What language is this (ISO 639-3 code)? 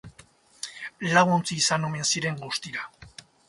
eus